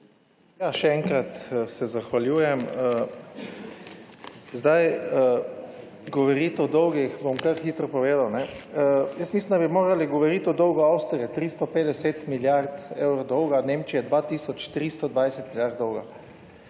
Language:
Slovenian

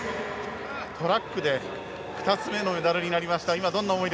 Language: Japanese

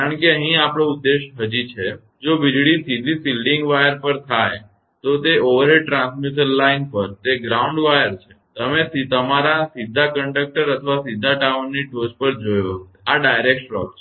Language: Gujarati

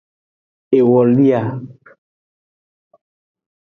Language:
Aja (Benin)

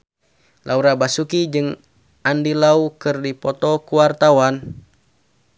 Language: Sundanese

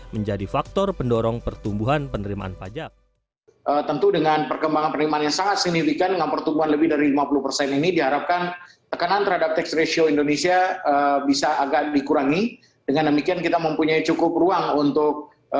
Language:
Indonesian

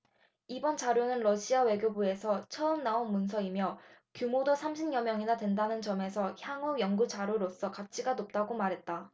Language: Korean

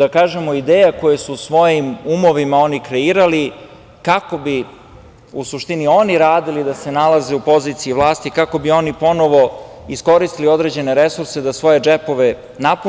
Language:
Serbian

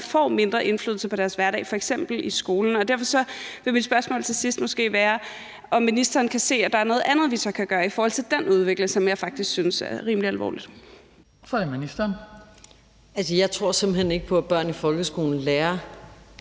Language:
Danish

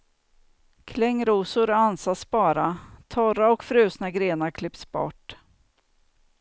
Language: Swedish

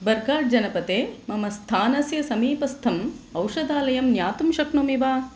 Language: Sanskrit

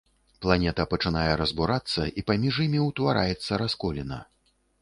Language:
Belarusian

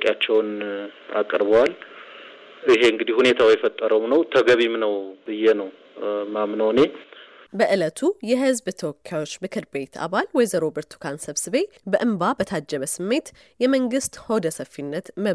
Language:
Amharic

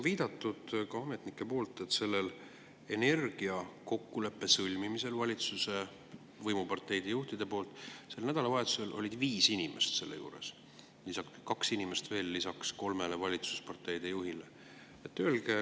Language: Estonian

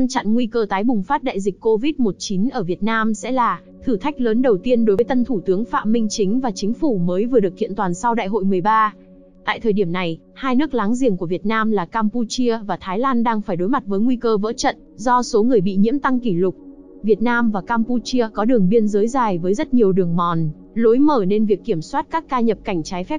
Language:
Vietnamese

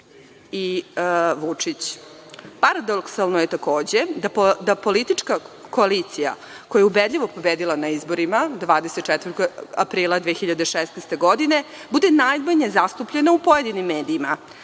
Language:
Serbian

